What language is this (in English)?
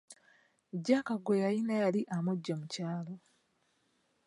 Ganda